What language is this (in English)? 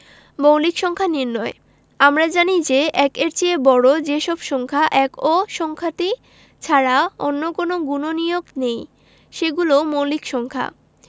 Bangla